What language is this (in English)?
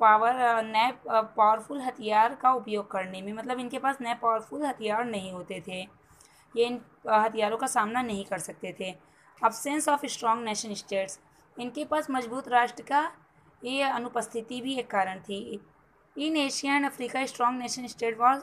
Hindi